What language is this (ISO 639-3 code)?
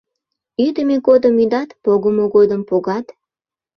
chm